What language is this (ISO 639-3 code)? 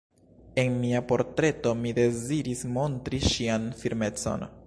epo